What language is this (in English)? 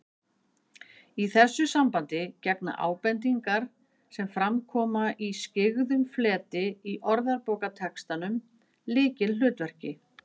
Icelandic